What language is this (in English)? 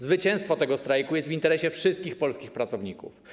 Polish